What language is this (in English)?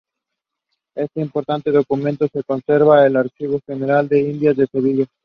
Spanish